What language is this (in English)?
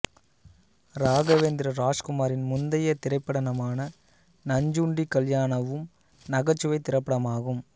Tamil